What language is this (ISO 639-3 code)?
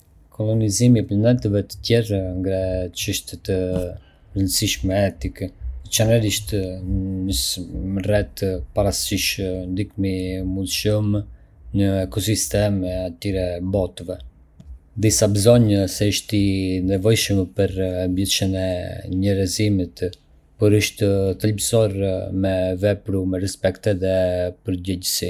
aae